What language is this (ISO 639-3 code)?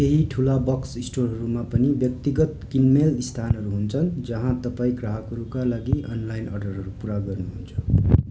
nep